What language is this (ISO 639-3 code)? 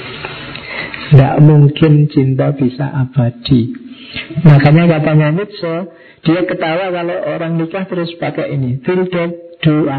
ind